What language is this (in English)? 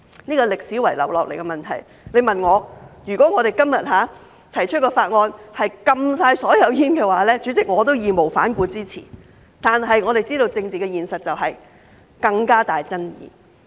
Cantonese